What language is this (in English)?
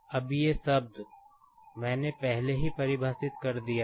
Hindi